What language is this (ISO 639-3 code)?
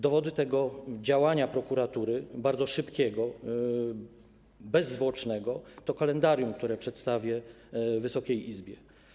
pol